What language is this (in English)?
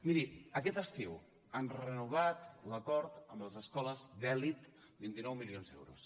Catalan